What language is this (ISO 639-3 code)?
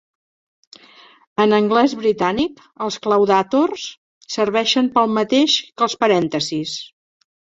cat